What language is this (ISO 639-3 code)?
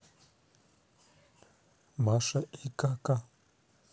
rus